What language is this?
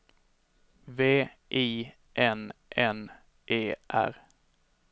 Swedish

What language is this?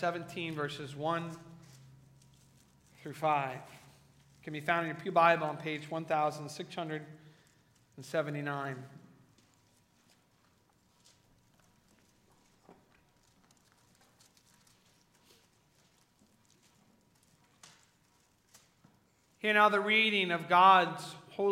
English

